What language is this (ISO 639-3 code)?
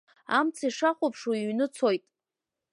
abk